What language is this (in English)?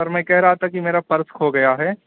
Urdu